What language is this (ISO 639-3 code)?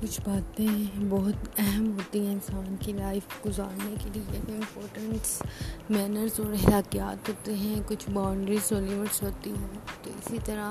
urd